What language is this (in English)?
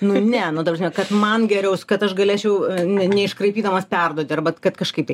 Lithuanian